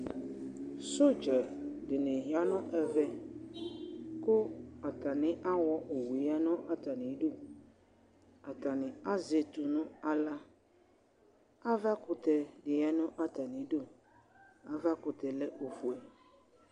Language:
Ikposo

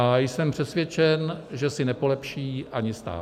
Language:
Czech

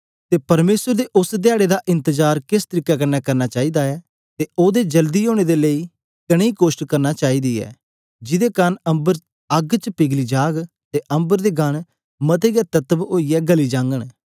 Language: Dogri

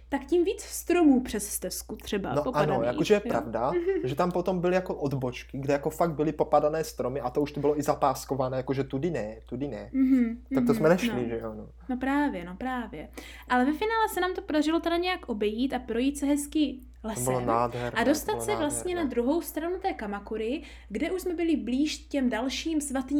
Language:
Czech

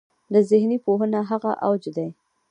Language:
Pashto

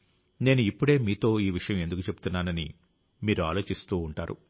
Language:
Telugu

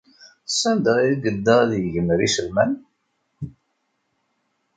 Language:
Kabyle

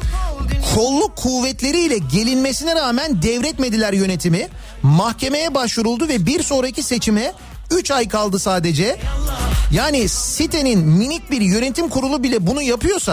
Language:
Turkish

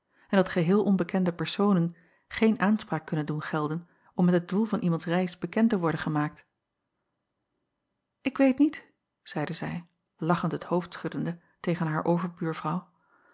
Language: Dutch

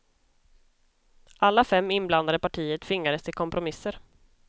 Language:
Swedish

